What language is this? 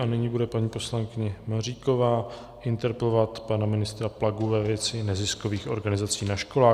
Czech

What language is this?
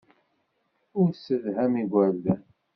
Kabyle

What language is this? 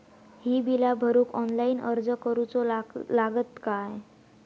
Marathi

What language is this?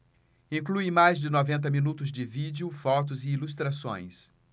Portuguese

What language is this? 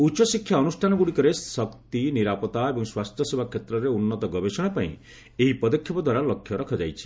Odia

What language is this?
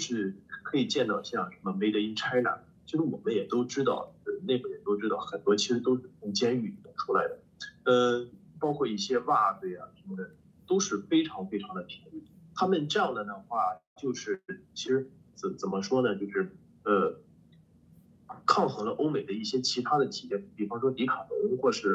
Chinese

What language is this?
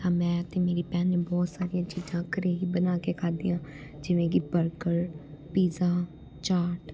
Punjabi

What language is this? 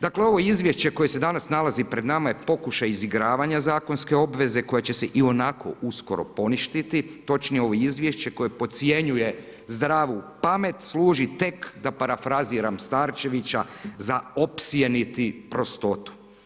Croatian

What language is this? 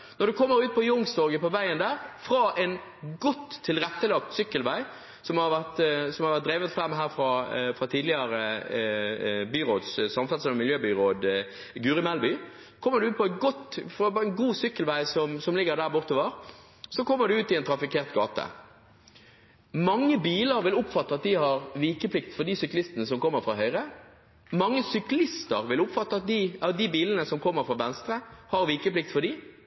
Norwegian Bokmål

